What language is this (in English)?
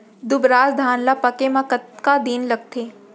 Chhattisgarhi